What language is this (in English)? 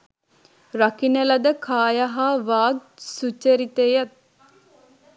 Sinhala